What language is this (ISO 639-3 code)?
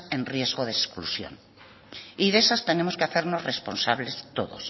spa